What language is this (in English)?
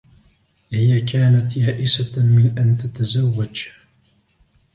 Arabic